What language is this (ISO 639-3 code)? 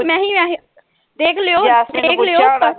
pan